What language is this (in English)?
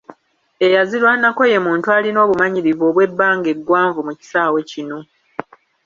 Ganda